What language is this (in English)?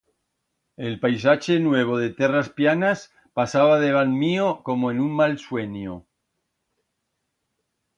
Aragonese